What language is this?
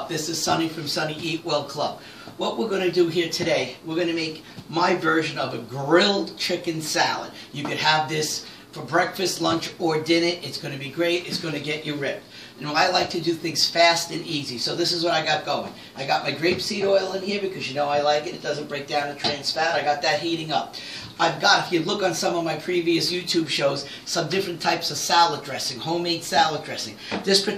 English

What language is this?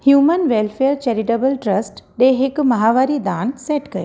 Sindhi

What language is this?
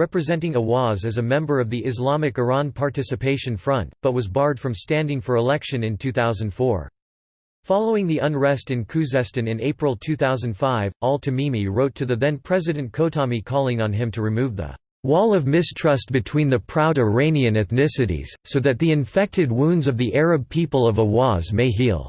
English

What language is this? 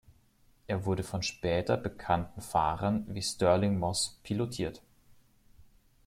German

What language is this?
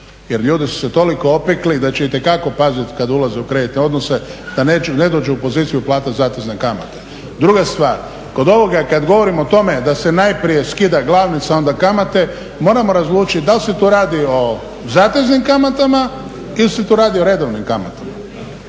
Croatian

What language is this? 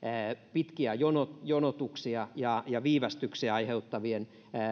Finnish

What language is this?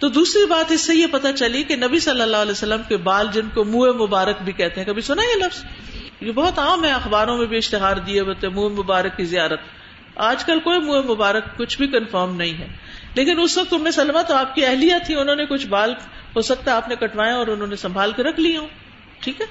Urdu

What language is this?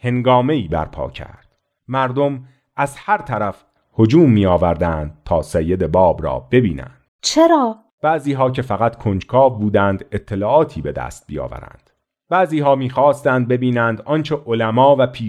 Persian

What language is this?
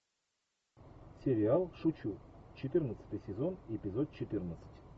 Russian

